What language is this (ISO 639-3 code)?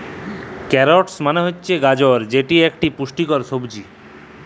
ben